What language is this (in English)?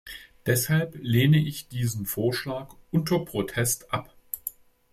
German